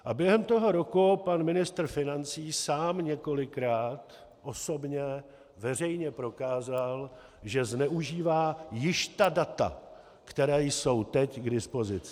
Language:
Czech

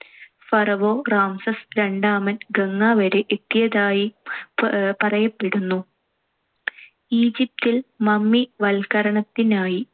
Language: Malayalam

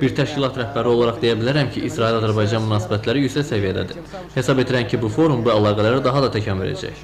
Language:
Turkish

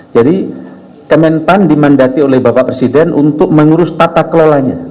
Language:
Indonesian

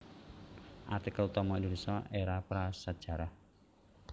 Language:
Javanese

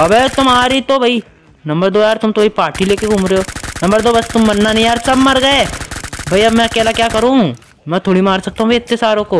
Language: Hindi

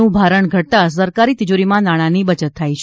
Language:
Gujarati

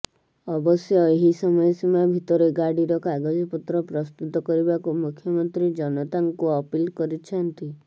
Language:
Odia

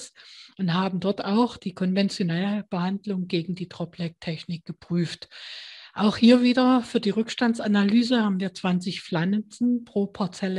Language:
German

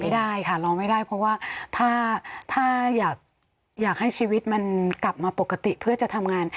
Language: Thai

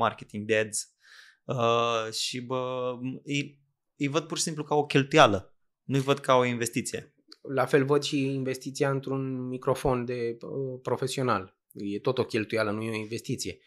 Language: Romanian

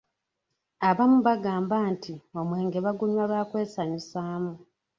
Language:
Ganda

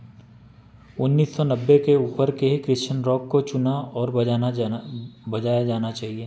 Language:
Hindi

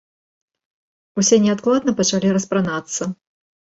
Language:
Belarusian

